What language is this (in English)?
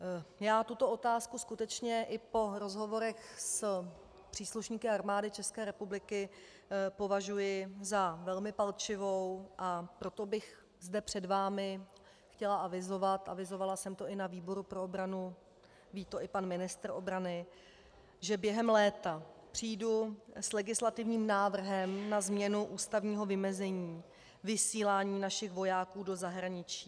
Czech